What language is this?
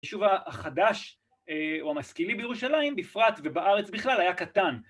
Hebrew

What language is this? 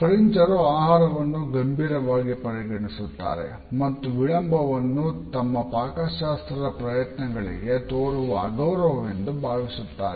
Kannada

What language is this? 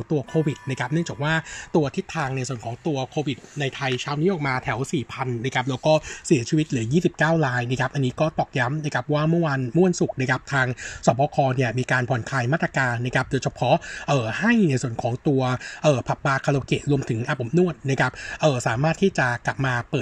Thai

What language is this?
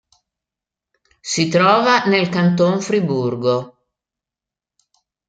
Italian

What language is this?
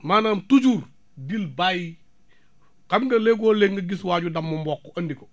Wolof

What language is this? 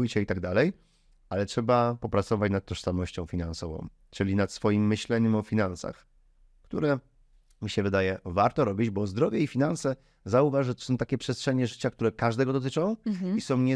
Polish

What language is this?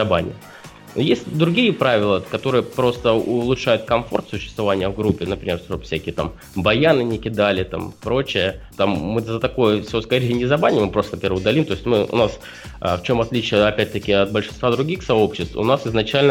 Russian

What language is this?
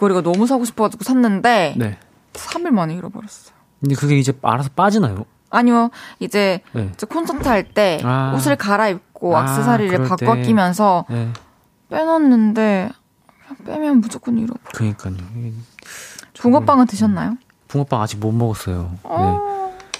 Korean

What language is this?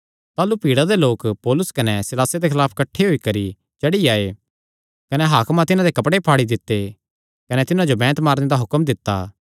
Kangri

